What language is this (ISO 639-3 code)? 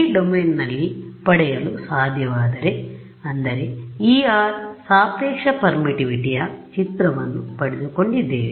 kan